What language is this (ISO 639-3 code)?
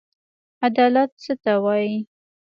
pus